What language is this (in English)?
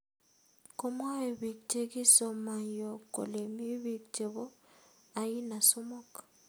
Kalenjin